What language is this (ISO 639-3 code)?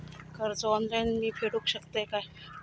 mar